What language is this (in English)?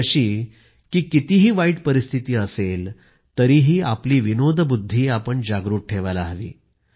Marathi